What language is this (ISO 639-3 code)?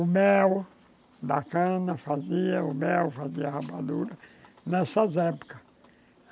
por